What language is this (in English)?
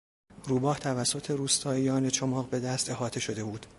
Persian